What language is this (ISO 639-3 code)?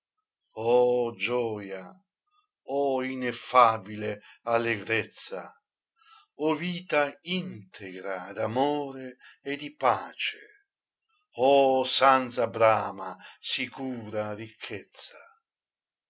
ita